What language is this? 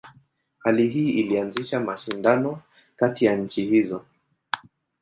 Swahili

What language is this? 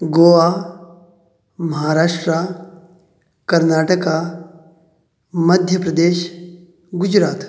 Konkani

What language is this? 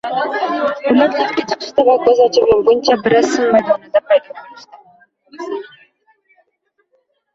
Uzbek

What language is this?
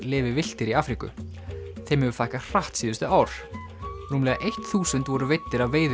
Icelandic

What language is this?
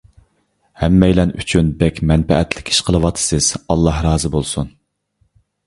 Uyghur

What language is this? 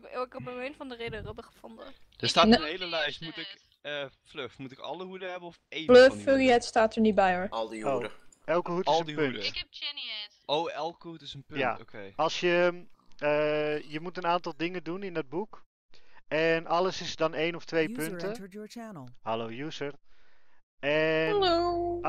Dutch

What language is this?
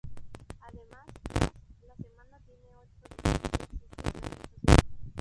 Spanish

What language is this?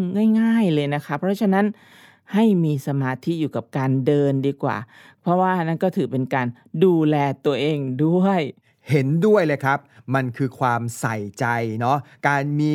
Thai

